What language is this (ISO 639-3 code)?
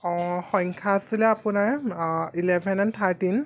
asm